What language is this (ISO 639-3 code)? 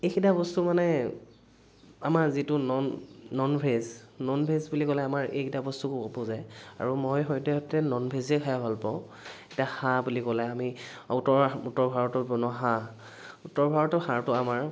asm